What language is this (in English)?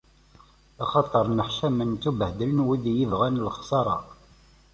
Kabyle